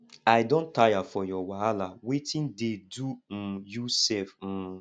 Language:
Nigerian Pidgin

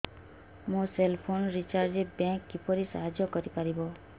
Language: Odia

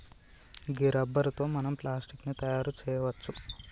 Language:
Telugu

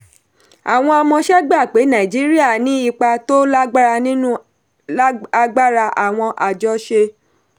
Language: Yoruba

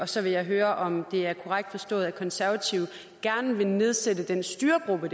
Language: Danish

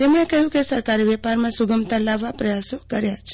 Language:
Gujarati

